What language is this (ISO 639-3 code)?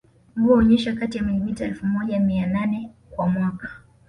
swa